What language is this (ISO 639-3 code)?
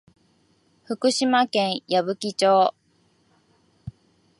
jpn